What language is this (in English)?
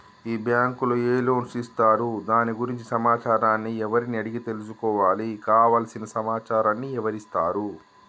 Telugu